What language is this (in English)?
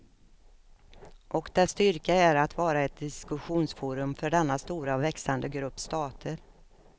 Swedish